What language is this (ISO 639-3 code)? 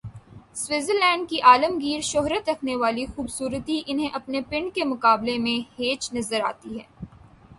urd